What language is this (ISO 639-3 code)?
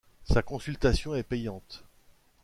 fra